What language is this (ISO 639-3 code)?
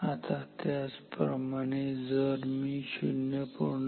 mar